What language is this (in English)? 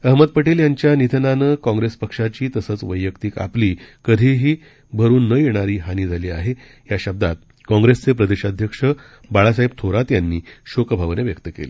Marathi